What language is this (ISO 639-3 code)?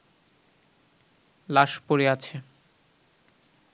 ben